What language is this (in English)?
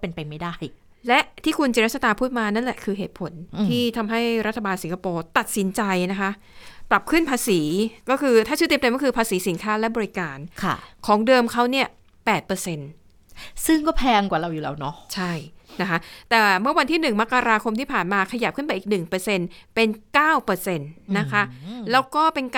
Thai